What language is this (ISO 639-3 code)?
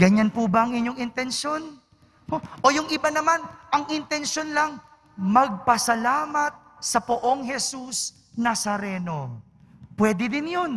fil